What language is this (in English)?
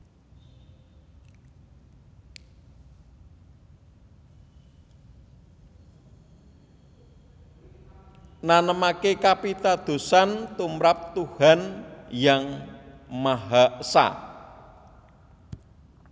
Javanese